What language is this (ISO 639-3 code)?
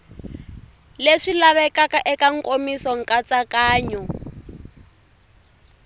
tso